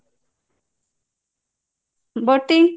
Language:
Odia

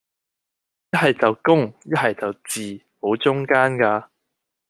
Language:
Cantonese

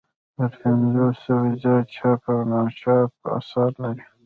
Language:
Pashto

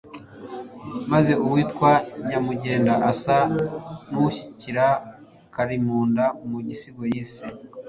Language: Kinyarwanda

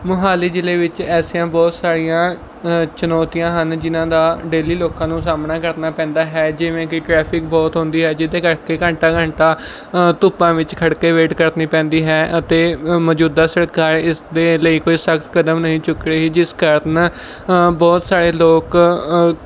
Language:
Punjabi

